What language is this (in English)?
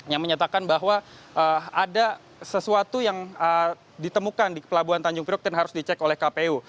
Indonesian